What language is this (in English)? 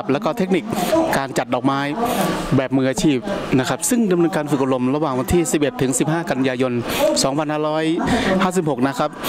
Thai